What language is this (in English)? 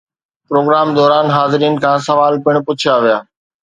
Sindhi